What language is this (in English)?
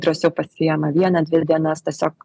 Lithuanian